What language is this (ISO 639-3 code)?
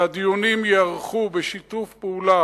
heb